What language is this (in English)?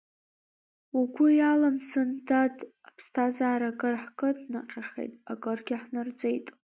Abkhazian